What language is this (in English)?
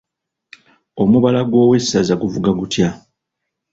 Ganda